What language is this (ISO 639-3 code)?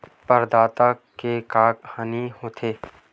hne